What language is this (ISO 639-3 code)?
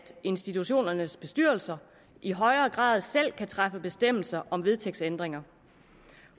dan